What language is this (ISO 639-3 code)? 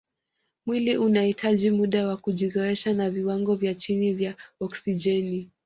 swa